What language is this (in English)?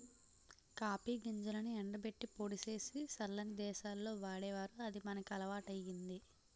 Telugu